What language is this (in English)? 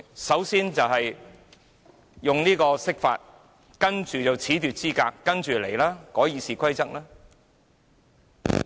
Cantonese